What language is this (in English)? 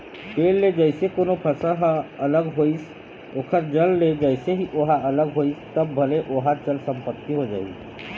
Chhattisgarhi